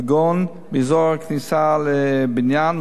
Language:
Hebrew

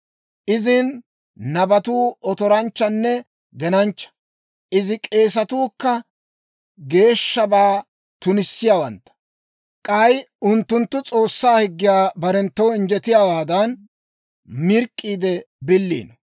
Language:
Dawro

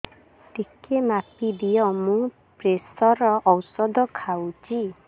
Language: Odia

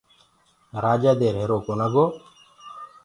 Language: Gurgula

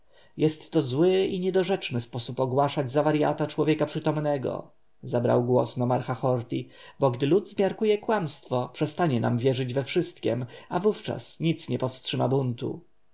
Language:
Polish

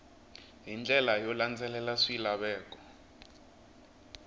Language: Tsonga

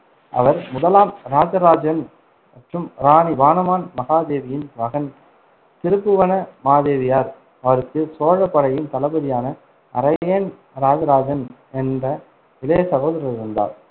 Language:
Tamil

